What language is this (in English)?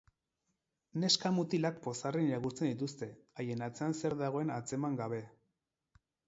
Basque